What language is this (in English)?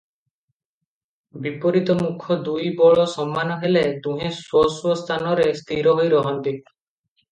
Odia